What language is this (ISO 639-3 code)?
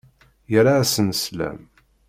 kab